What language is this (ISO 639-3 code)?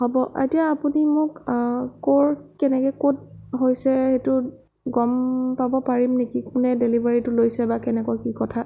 asm